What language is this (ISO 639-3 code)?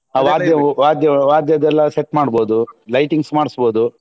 kan